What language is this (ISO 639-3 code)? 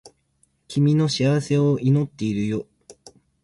jpn